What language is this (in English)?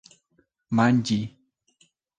Esperanto